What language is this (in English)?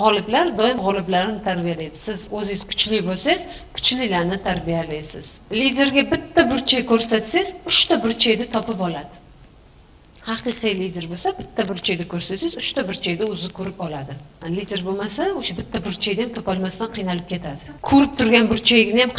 Turkish